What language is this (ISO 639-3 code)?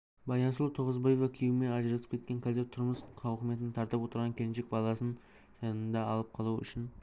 kaz